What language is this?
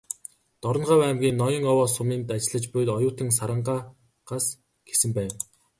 Mongolian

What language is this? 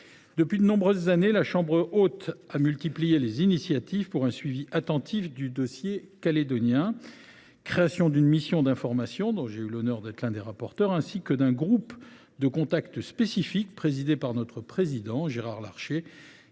French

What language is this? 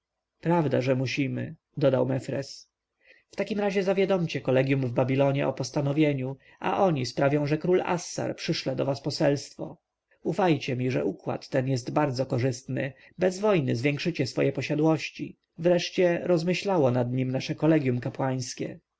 Polish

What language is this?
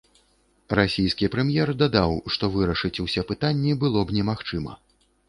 Belarusian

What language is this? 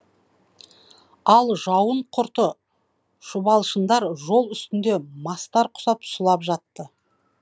Kazakh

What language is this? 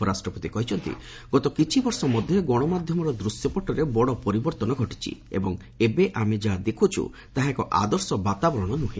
Odia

